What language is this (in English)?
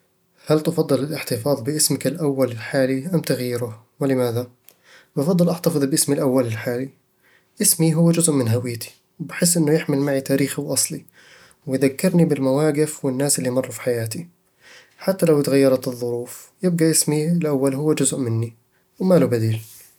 Eastern Egyptian Bedawi Arabic